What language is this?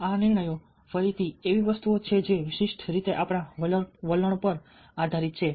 Gujarati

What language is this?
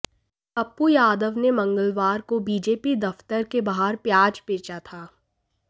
Hindi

